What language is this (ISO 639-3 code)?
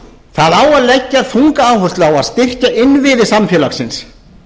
isl